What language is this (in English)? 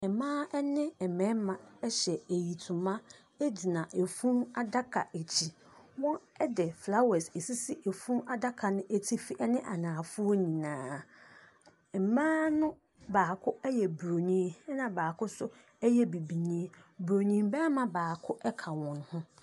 Akan